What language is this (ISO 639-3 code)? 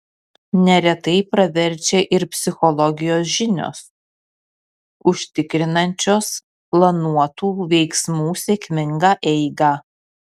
lit